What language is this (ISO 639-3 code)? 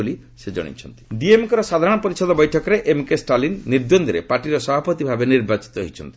ori